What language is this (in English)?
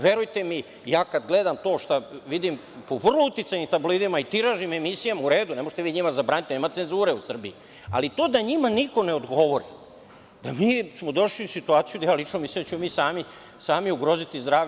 Serbian